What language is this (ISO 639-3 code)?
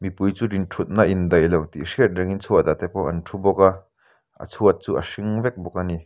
lus